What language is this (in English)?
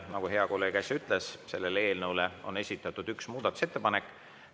Estonian